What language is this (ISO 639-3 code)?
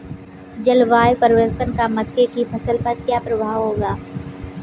hin